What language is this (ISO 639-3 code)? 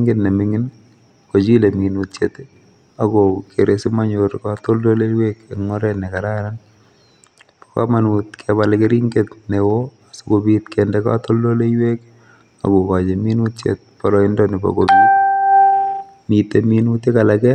kln